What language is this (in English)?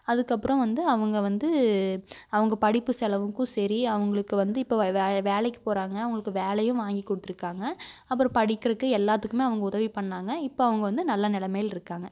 Tamil